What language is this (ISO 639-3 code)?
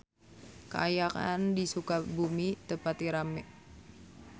sun